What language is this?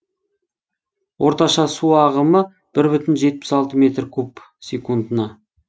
Kazakh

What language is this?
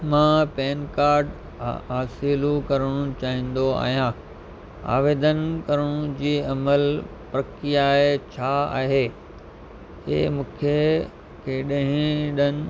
Sindhi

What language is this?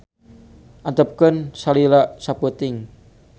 Sundanese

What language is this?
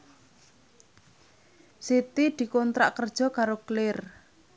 Javanese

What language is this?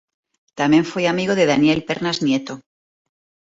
Galician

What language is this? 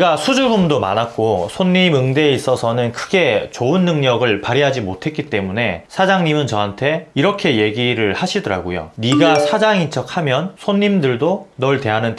Korean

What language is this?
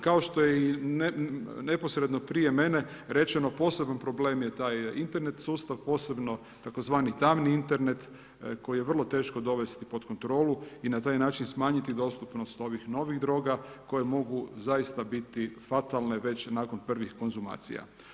Croatian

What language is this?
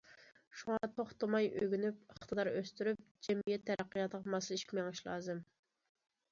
Uyghur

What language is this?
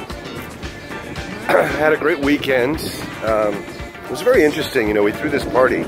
English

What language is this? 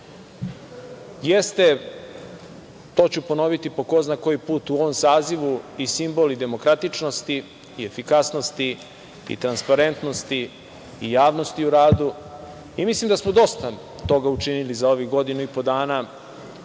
Serbian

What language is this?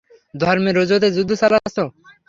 Bangla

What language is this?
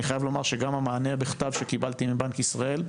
Hebrew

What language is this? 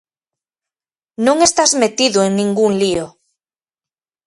Galician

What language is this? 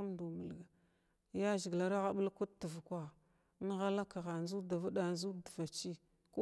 Glavda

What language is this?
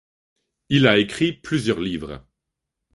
French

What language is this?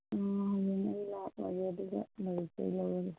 Manipuri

